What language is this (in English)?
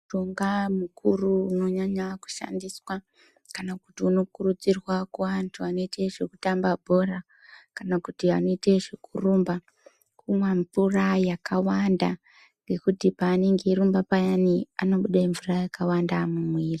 Ndau